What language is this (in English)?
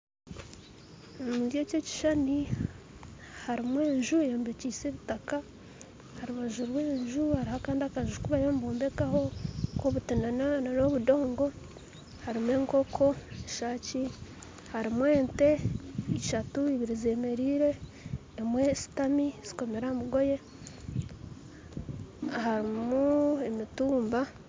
Nyankole